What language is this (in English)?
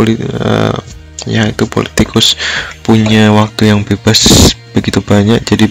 Indonesian